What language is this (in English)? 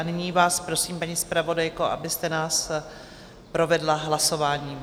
Czech